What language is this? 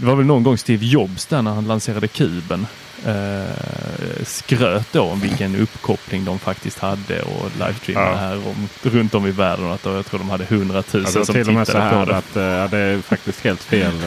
Swedish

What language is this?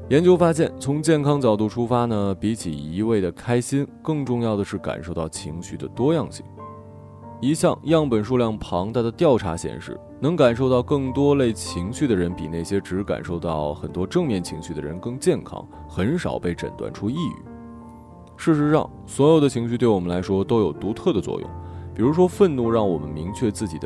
Chinese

